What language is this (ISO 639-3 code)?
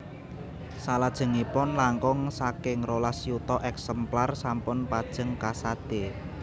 jav